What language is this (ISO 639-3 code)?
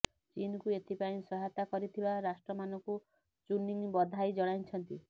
ori